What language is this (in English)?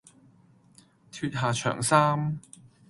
Cantonese